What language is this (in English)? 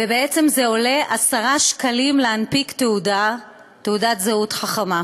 Hebrew